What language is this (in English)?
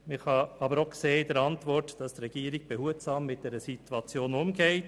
Swiss German